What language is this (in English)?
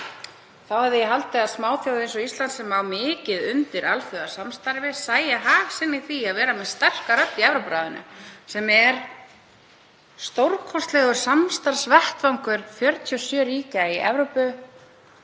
Icelandic